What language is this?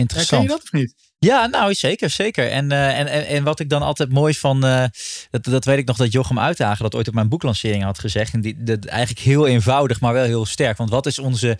Dutch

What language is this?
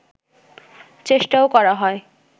Bangla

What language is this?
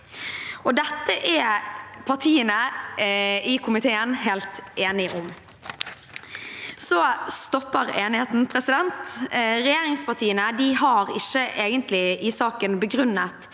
Norwegian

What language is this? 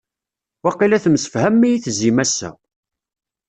Kabyle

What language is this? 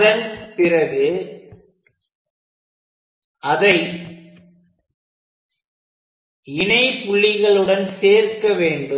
Tamil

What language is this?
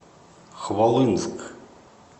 Russian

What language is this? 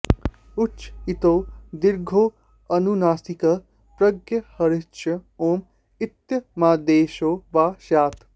Sanskrit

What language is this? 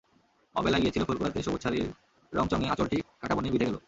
Bangla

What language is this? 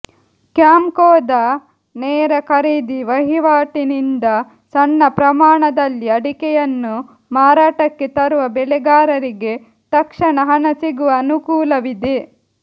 Kannada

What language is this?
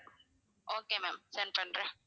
Tamil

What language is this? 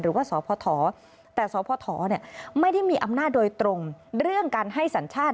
Thai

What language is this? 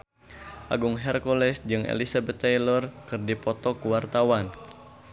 Sundanese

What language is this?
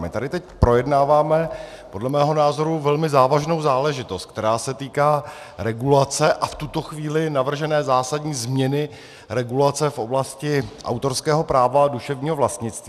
Czech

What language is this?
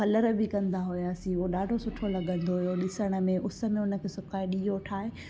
Sindhi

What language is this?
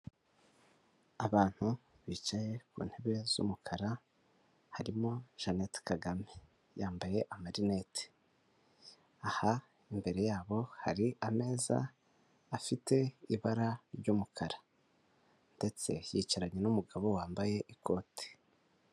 Kinyarwanda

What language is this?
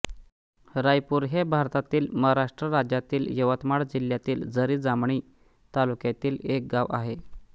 Marathi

